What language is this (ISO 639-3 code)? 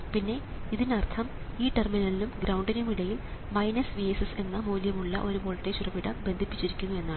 mal